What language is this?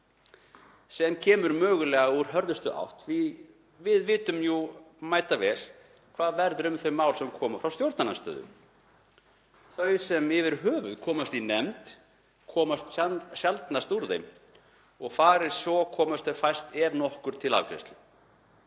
Icelandic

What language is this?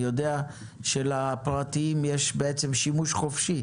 Hebrew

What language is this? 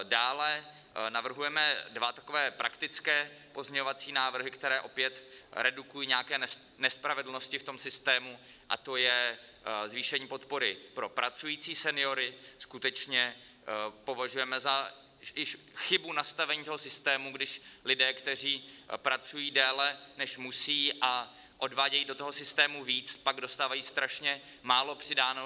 Czech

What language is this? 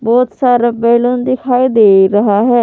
Hindi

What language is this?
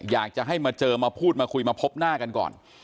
Thai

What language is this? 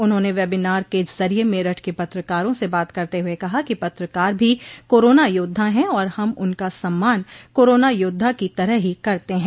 Hindi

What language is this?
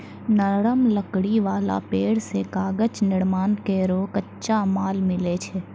Maithili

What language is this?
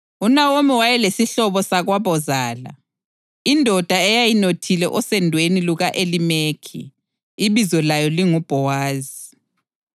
North Ndebele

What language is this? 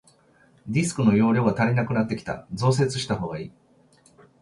Japanese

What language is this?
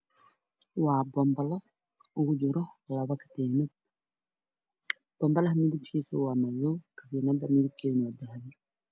Somali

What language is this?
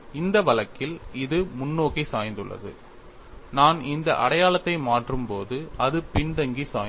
Tamil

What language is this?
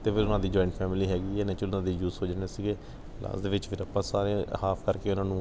Punjabi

